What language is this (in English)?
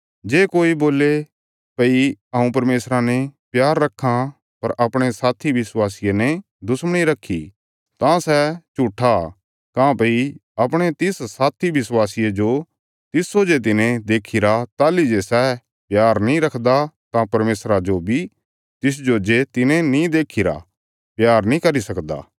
Bilaspuri